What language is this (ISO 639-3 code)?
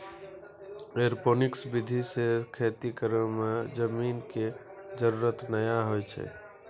mai